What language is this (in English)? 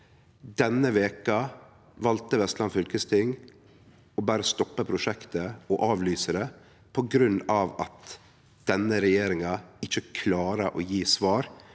Norwegian